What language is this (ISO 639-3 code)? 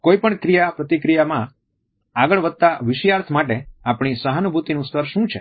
guj